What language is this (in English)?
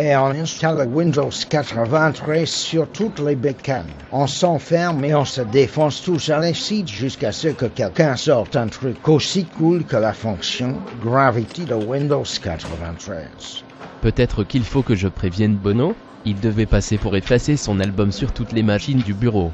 French